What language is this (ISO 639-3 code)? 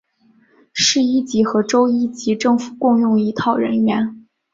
zho